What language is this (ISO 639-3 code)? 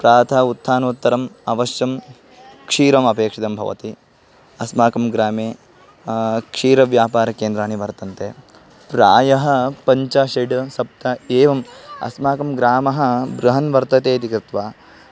san